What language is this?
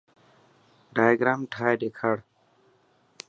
Dhatki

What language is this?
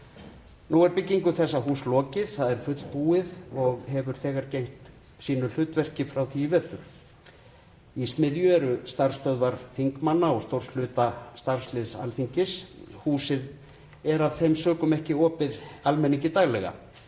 Icelandic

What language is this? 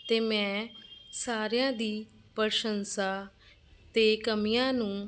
Punjabi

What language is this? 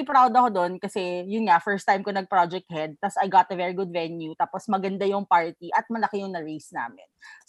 Filipino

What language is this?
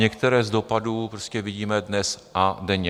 Czech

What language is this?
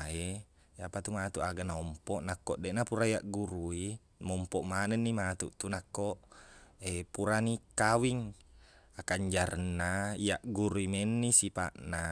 Buginese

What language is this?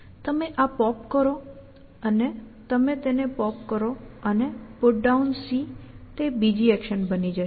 Gujarati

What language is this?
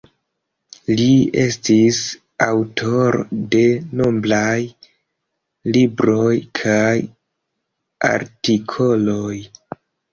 Esperanto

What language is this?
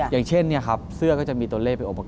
Thai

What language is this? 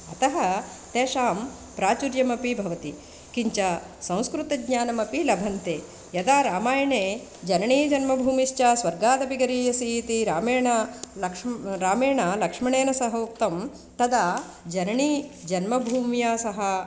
Sanskrit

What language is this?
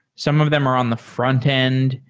English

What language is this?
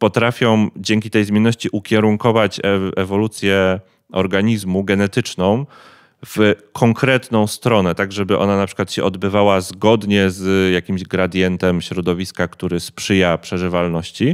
Polish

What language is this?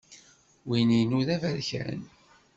Kabyle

